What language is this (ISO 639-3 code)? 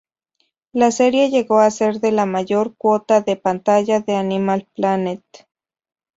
spa